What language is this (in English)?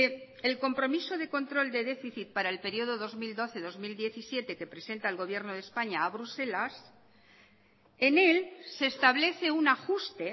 Spanish